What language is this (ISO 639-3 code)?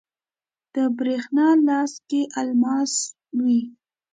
pus